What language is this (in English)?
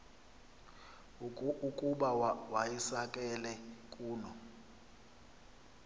Xhosa